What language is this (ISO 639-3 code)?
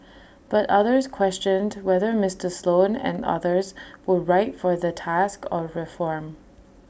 eng